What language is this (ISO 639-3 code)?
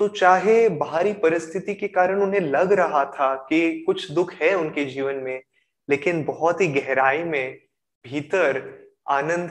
hin